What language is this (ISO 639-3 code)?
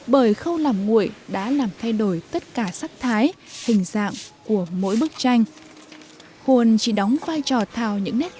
vie